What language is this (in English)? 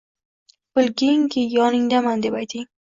Uzbek